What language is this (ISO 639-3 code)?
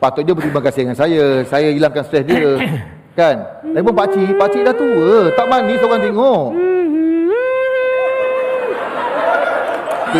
msa